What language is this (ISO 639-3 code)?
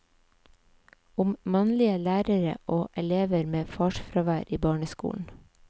nor